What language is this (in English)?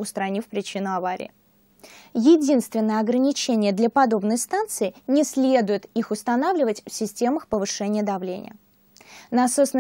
Russian